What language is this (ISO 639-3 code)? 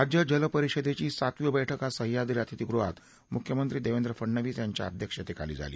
mar